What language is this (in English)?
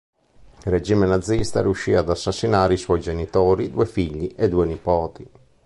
Italian